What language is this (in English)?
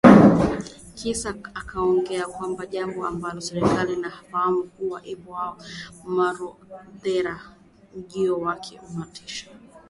Swahili